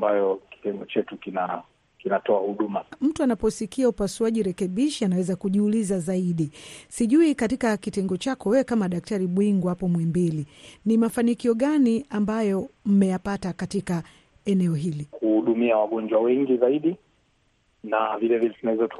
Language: Swahili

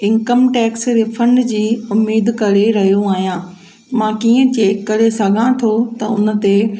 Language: Sindhi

